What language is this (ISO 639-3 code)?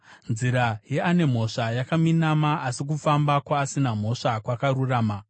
sna